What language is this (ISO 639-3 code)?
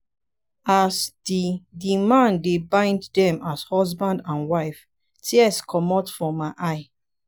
pcm